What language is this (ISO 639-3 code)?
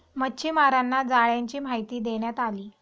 mar